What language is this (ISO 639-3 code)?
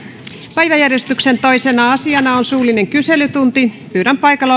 fin